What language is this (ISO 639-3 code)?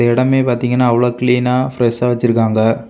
tam